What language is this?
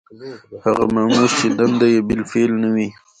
Pashto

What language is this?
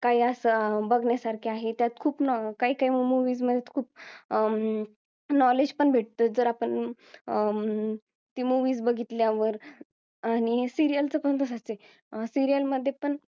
Marathi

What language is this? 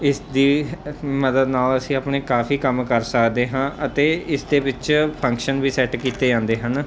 Punjabi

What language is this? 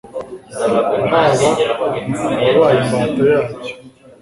Kinyarwanda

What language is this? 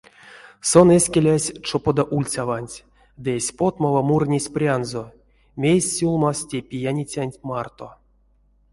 Erzya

